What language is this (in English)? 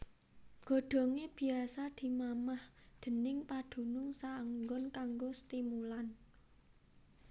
Javanese